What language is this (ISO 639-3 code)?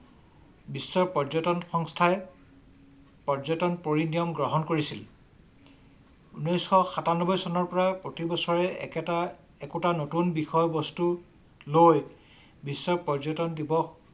asm